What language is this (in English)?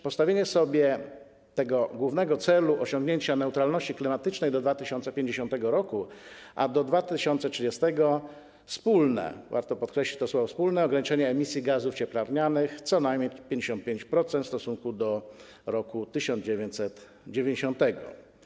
Polish